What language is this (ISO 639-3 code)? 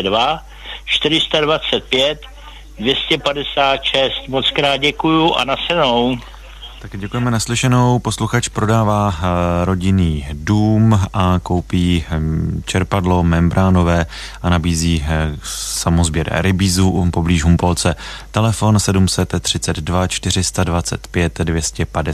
ces